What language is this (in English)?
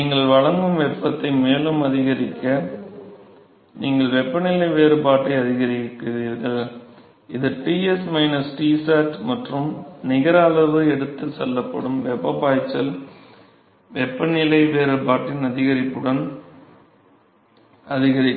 Tamil